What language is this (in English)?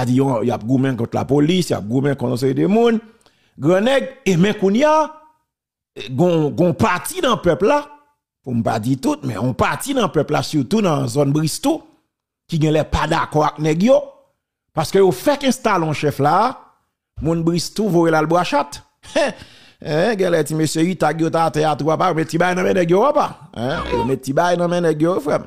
French